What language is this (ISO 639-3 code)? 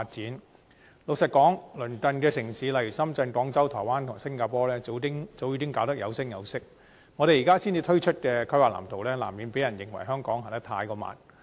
yue